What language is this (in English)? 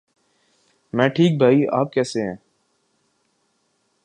Urdu